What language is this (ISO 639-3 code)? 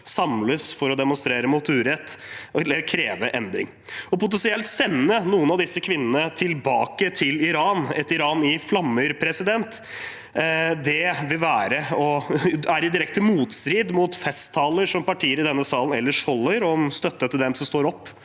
nor